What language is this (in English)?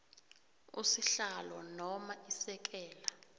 South Ndebele